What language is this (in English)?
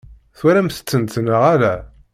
Kabyle